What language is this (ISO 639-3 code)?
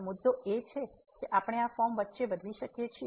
guj